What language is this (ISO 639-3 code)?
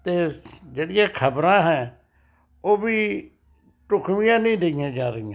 pan